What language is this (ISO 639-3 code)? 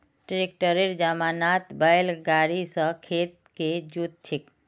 mag